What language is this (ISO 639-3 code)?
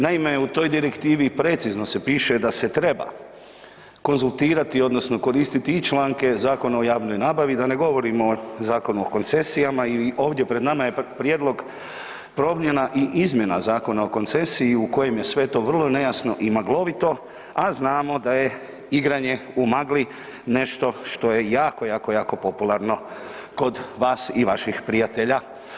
hrv